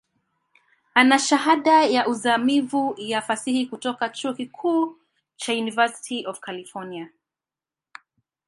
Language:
Swahili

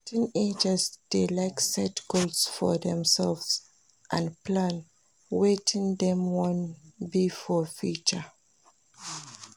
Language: Nigerian Pidgin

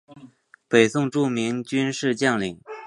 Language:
Chinese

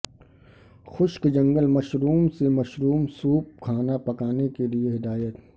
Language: Urdu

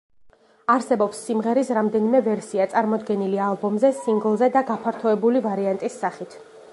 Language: Georgian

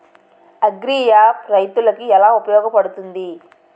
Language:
Telugu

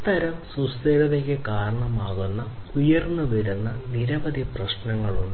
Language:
Malayalam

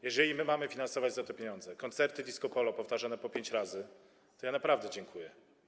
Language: Polish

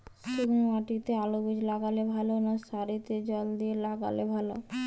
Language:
Bangla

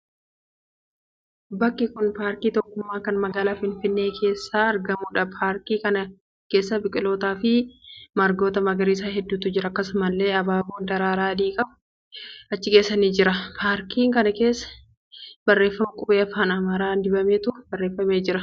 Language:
Oromo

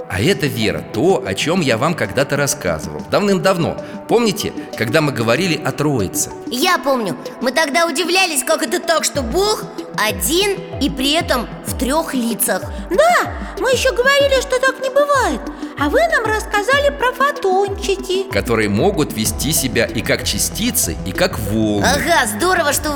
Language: Russian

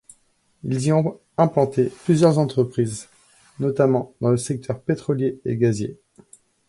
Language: French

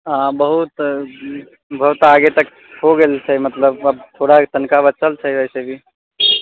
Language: Maithili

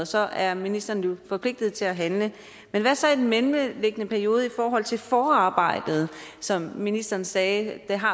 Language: Danish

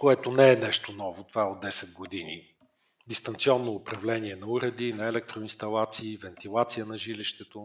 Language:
Bulgarian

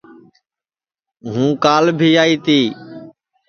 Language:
Sansi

